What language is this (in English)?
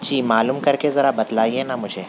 Urdu